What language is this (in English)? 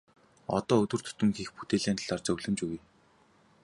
Mongolian